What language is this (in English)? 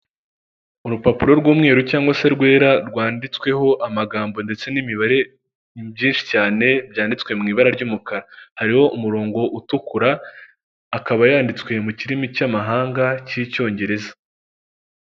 Kinyarwanda